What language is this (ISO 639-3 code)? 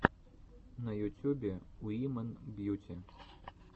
rus